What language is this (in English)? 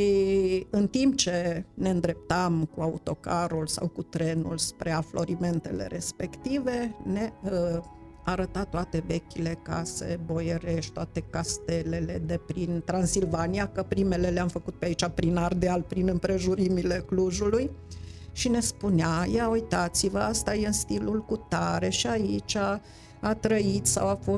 Romanian